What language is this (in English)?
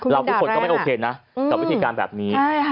Thai